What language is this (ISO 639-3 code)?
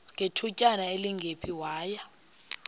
xho